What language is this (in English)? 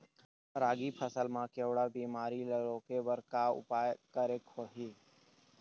Chhattisgarhi